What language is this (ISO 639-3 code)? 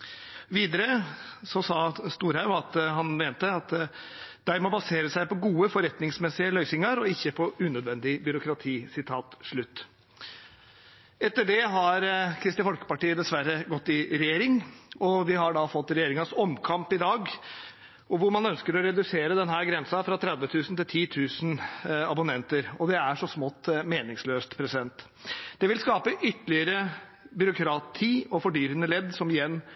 nob